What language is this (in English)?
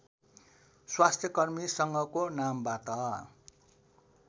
Nepali